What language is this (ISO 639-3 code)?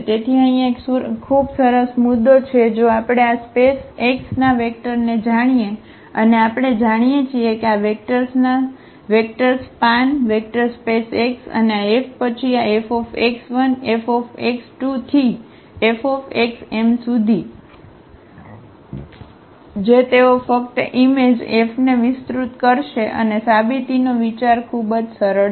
guj